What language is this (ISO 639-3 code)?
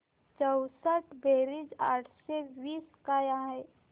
mar